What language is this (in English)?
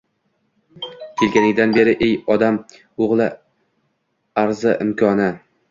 Uzbek